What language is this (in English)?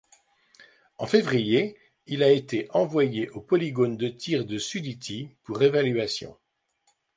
French